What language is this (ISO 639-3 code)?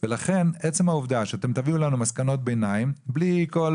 heb